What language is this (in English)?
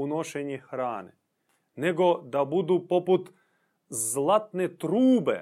Croatian